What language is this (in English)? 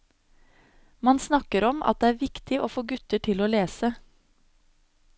Norwegian